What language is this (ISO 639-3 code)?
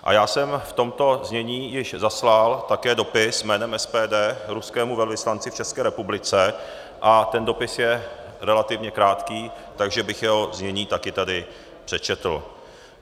ces